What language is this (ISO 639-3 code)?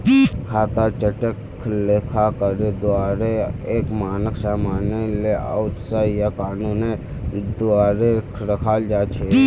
mag